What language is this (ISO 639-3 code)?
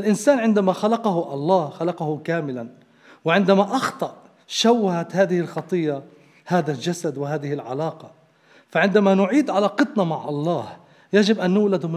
ara